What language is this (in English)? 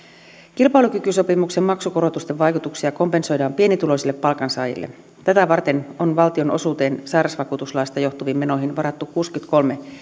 Finnish